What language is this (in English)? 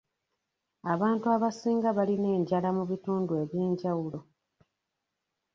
Ganda